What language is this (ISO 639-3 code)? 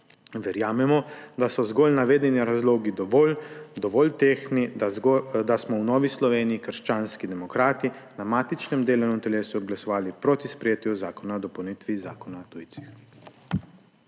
slv